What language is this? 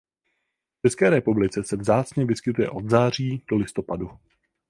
Czech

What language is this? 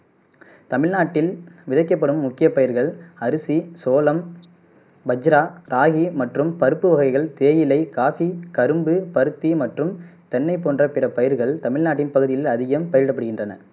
Tamil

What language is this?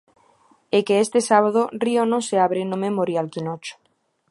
Galician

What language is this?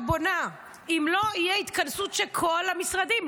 Hebrew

